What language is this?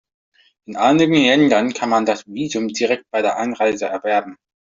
German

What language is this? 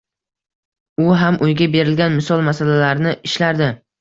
Uzbek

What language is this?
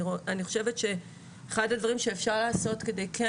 Hebrew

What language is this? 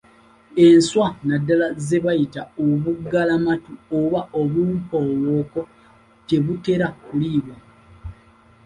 Ganda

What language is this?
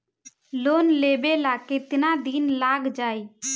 Bhojpuri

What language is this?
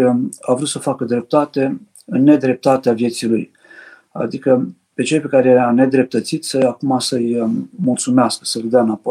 Romanian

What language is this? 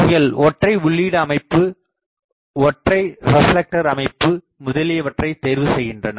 Tamil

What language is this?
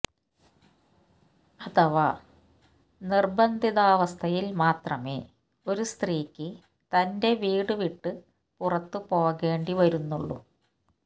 Malayalam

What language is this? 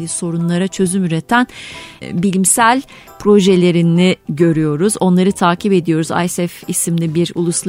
Turkish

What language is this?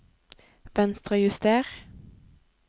Norwegian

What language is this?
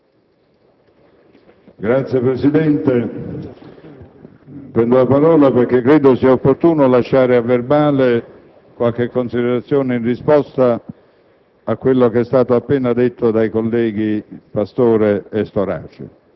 Italian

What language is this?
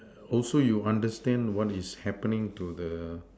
English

